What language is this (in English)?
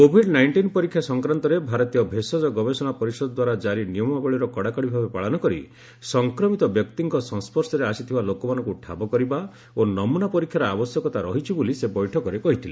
Odia